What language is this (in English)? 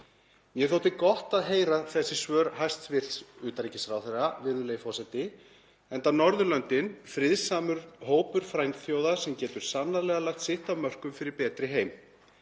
Icelandic